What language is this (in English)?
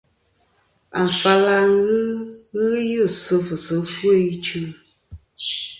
Kom